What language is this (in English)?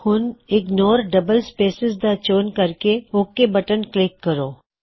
Punjabi